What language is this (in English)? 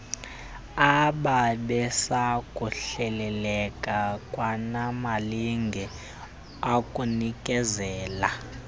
Xhosa